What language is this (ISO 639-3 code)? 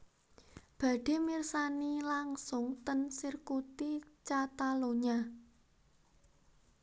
jav